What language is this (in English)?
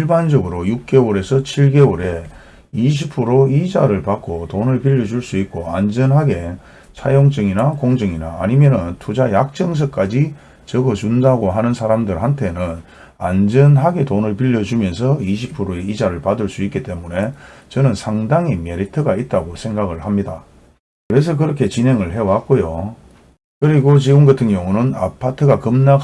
Korean